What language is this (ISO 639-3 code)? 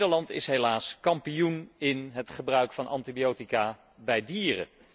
nld